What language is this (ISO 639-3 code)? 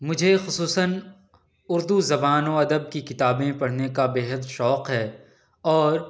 urd